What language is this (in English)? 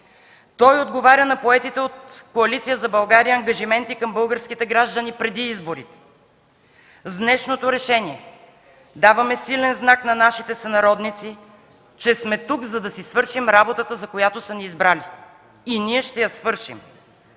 Bulgarian